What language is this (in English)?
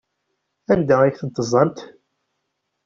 Kabyle